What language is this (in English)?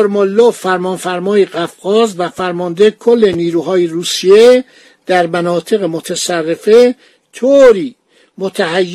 Persian